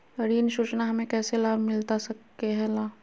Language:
Magahi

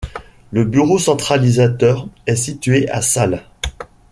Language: French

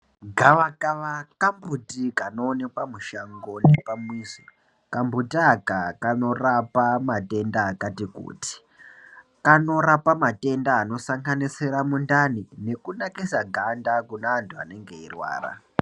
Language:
Ndau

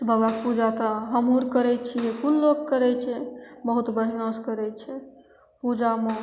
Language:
Maithili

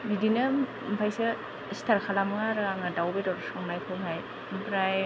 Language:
Bodo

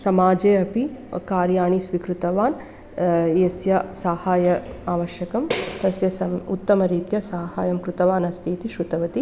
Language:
Sanskrit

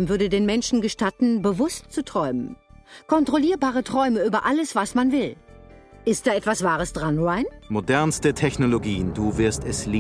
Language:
German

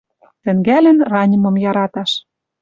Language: Western Mari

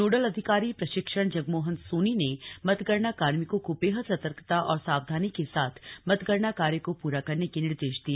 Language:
Hindi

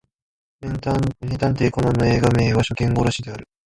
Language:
Japanese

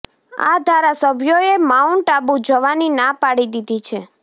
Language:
Gujarati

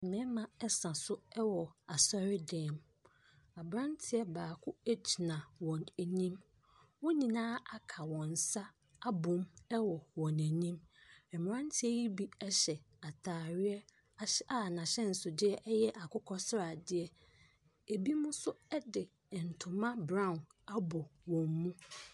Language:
Akan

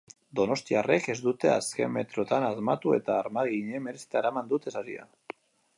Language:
Basque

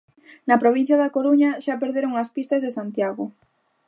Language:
Galician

